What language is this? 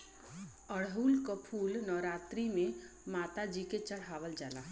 Bhojpuri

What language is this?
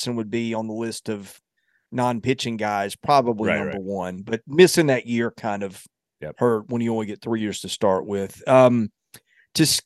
English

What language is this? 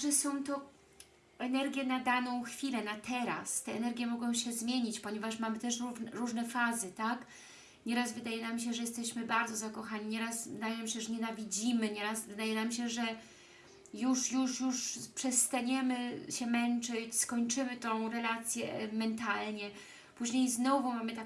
Polish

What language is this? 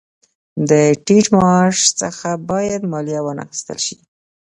Pashto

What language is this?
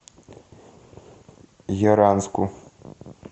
Russian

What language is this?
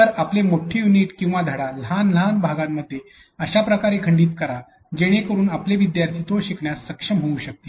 Marathi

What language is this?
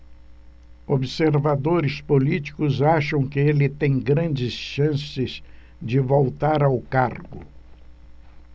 Portuguese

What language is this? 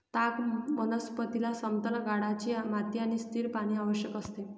Marathi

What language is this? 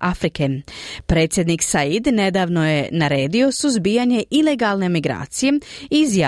Croatian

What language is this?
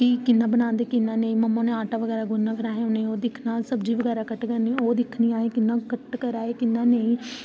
Dogri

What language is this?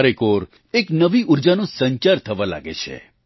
Gujarati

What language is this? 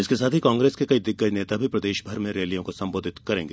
Hindi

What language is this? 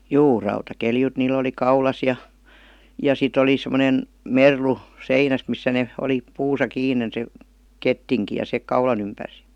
Finnish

